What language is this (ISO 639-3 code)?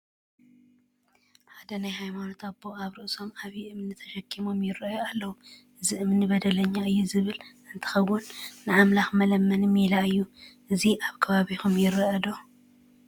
tir